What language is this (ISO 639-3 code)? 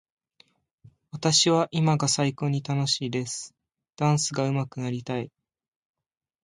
jpn